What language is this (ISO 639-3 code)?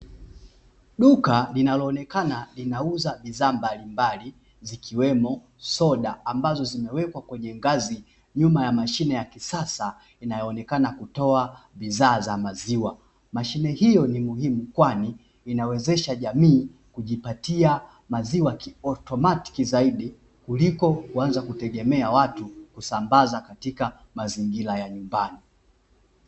swa